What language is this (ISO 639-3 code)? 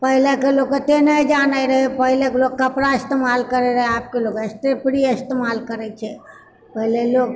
mai